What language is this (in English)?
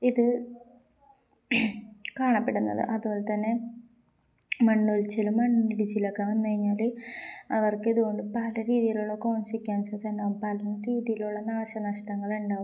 Malayalam